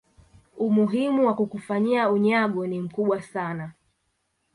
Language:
Swahili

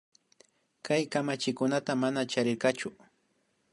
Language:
Imbabura Highland Quichua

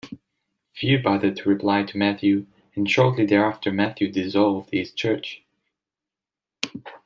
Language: English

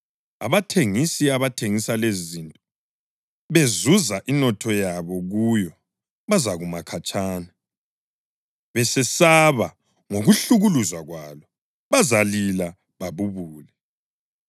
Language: North Ndebele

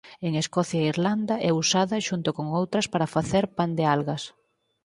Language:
Galician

